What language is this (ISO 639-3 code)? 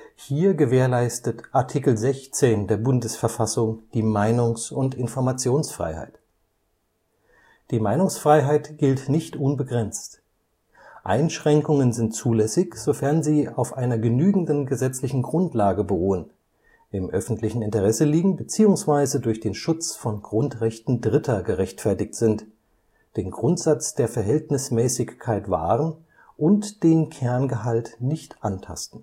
deu